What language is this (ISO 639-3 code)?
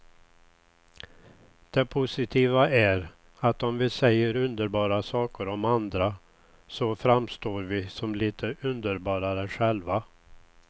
swe